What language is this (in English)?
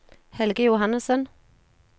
Norwegian